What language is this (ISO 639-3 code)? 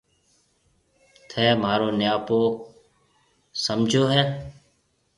mve